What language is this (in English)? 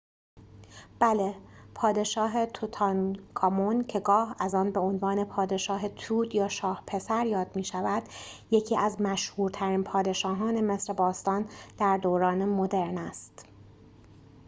Persian